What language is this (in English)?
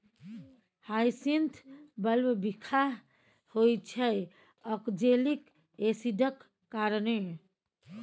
Maithili